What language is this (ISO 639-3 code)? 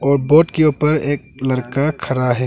hin